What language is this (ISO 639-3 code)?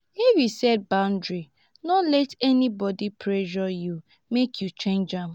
pcm